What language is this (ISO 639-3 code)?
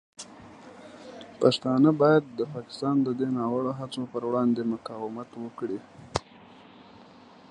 pus